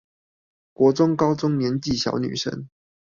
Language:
Chinese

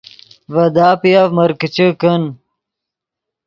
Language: Yidgha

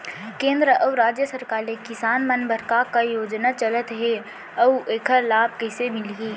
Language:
Chhattisgarhi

